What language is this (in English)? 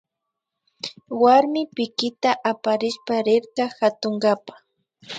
Imbabura Highland Quichua